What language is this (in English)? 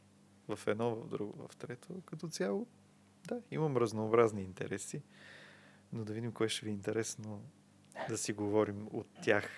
Bulgarian